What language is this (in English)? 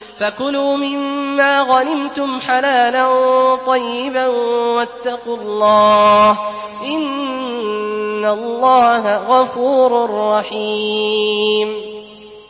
Arabic